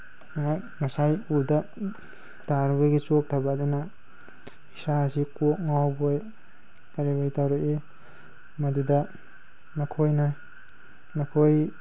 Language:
Manipuri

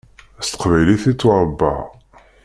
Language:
Kabyle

